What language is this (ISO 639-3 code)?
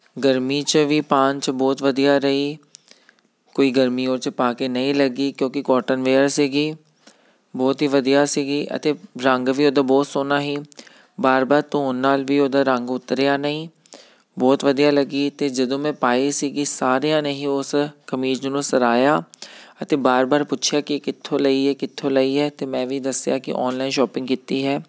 pan